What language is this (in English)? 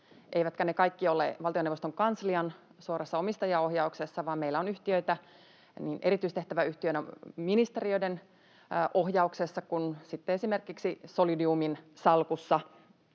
Finnish